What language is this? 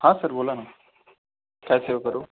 Marathi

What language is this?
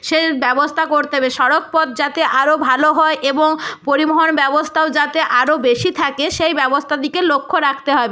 Bangla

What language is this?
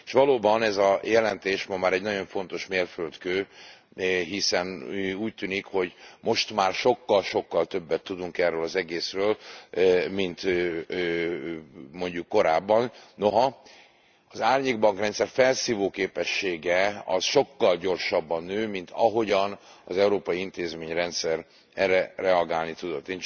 Hungarian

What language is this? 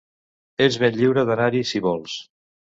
Catalan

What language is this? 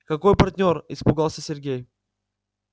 Russian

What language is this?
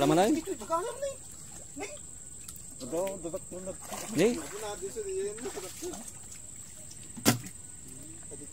Indonesian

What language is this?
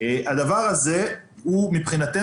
Hebrew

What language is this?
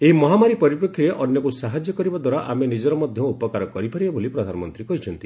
Odia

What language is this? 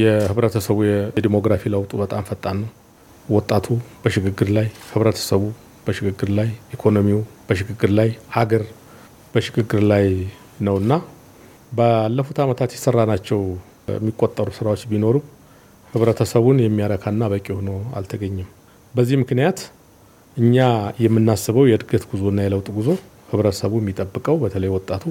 Amharic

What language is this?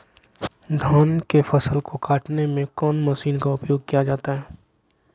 Magahi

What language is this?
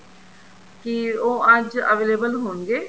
Punjabi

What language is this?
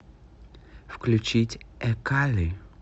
Russian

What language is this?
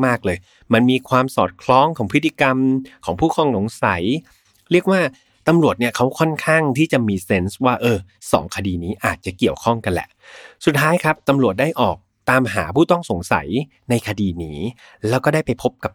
Thai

